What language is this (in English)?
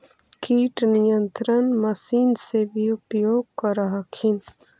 Magahi